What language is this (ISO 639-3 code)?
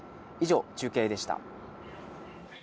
jpn